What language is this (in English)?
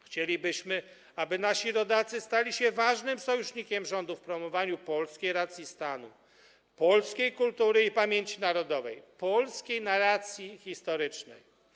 Polish